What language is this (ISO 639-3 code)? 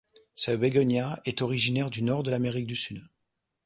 fra